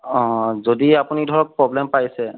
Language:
Assamese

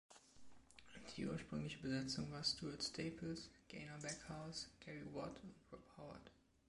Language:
German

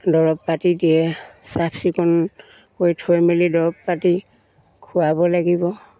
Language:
Assamese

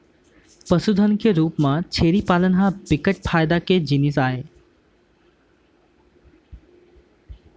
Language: Chhattisgarhi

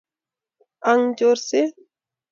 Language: Kalenjin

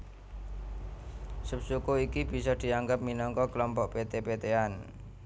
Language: Javanese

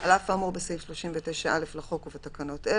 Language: Hebrew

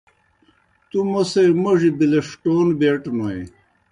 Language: Kohistani Shina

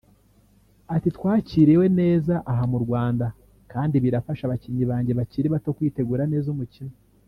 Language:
Kinyarwanda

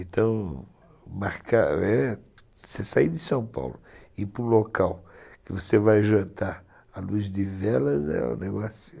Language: Portuguese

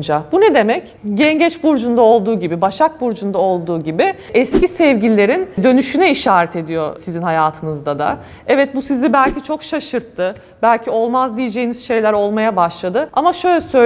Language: Turkish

